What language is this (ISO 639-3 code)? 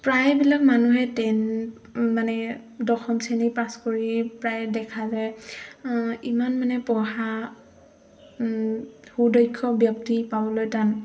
asm